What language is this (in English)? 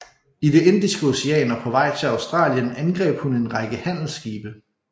Danish